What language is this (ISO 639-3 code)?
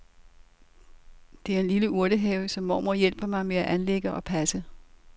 dan